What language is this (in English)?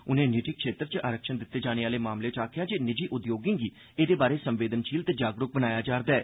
Dogri